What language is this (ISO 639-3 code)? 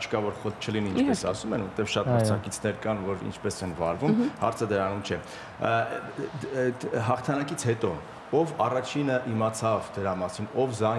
ron